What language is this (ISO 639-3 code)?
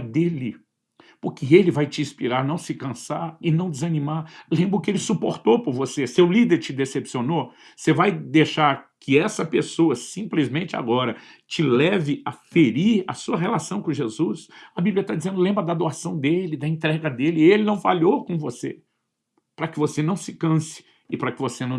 por